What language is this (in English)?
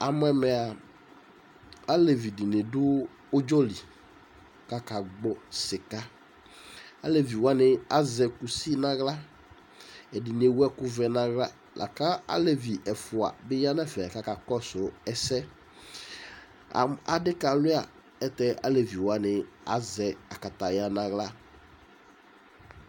Ikposo